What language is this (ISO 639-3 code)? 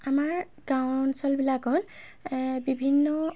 asm